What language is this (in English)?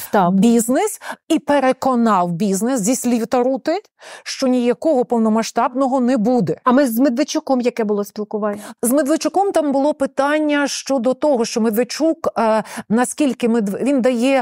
Ukrainian